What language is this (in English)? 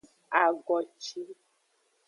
Aja (Benin)